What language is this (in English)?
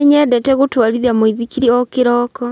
Kikuyu